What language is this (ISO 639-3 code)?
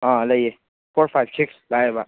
mni